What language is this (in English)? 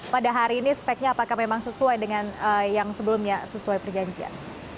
Indonesian